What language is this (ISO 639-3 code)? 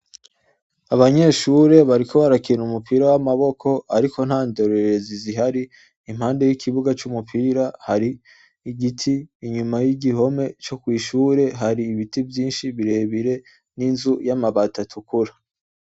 run